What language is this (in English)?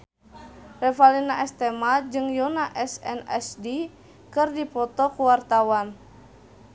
Sundanese